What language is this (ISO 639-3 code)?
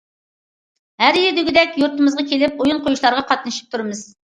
uig